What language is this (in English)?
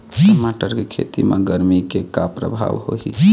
Chhattisgarhi